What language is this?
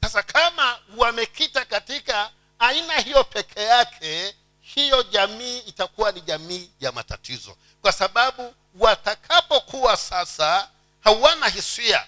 Swahili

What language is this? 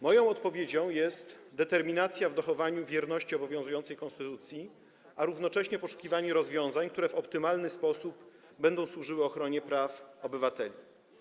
Polish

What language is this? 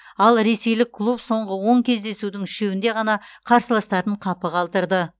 Kazakh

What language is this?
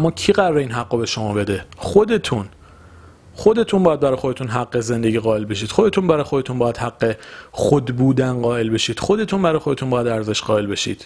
Persian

